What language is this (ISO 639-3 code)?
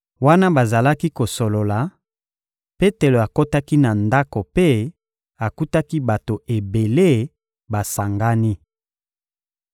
lin